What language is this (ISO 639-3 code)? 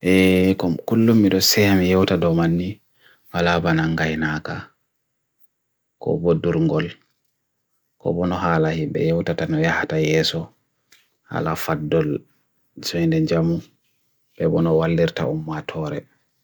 fui